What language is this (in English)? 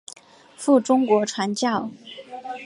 Chinese